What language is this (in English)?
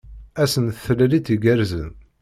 Kabyle